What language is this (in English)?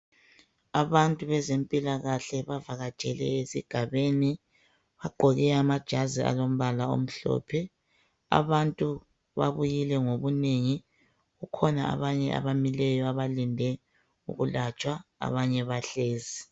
North Ndebele